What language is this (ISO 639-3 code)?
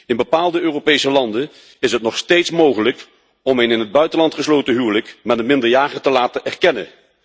nld